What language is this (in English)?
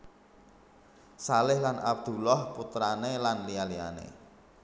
Javanese